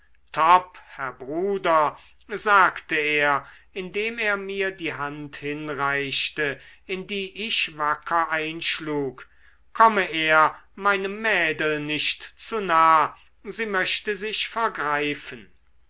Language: German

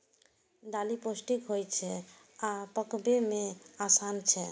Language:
Maithili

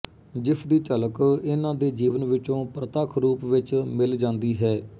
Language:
Punjabi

